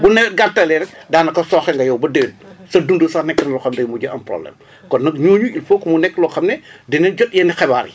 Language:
Wolof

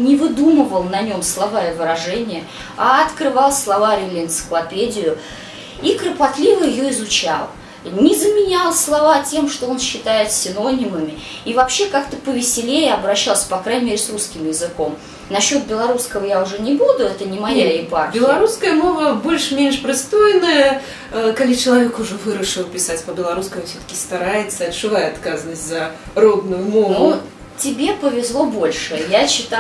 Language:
Russian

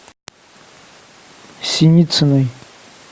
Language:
Russian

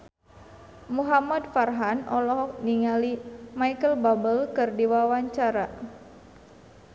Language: Sundanese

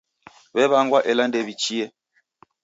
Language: Taita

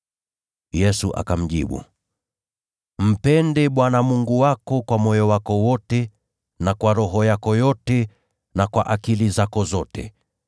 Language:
Swahili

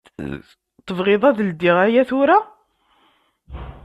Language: Kabyle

